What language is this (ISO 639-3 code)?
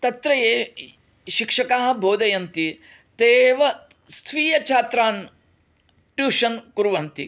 san